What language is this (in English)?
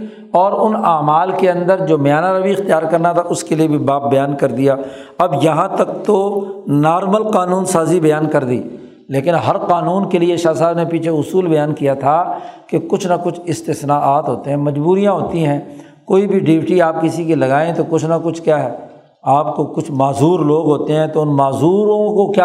Urdu